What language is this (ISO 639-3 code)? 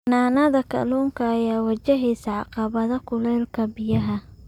som